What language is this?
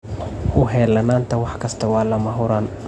Somali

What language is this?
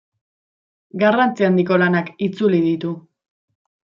Basque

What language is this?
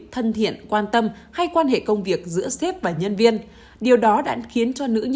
Vietnamese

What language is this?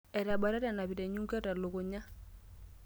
Masai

